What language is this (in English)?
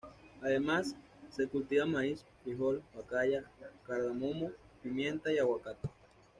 Spanish